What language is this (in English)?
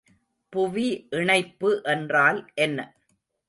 Tamil